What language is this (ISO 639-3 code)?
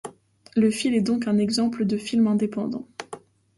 fra